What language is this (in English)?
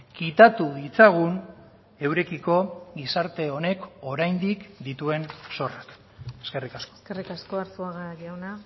Basque